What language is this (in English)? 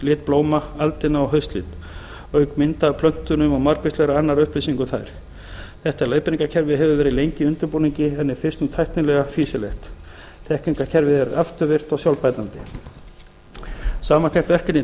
Icelandic